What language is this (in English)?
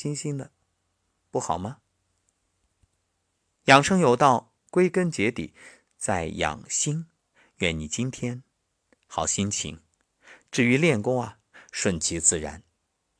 Chinese